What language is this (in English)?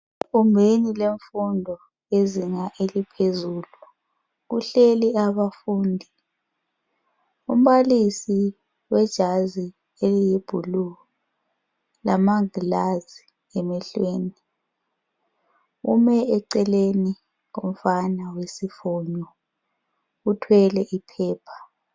North Ndebele